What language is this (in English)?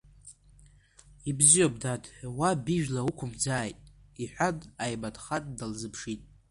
Abkhazian